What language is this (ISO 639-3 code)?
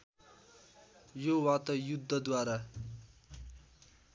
nep